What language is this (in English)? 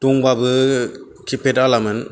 Bodo